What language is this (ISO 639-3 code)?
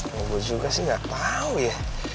ind